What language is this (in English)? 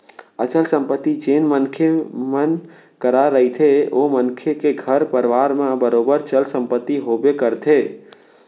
Chhattisgarhi